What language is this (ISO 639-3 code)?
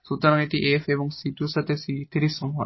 ben